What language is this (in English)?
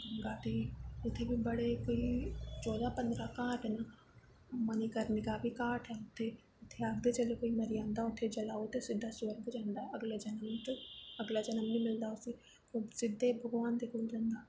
Dogri